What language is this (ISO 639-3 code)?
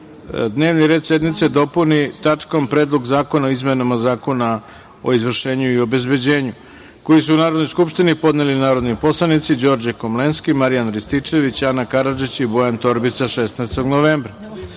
srp